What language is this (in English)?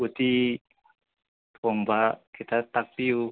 Manipuri